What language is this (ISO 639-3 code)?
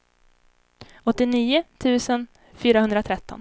swe